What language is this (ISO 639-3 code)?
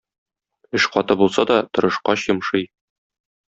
tat